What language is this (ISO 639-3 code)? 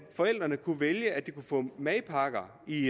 dan